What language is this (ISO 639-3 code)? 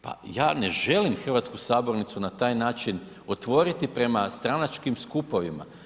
hrv